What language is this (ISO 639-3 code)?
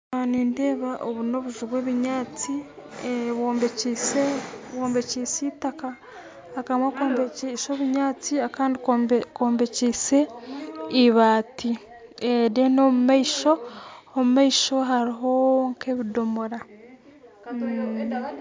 nyn